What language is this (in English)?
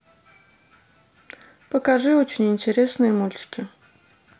Russian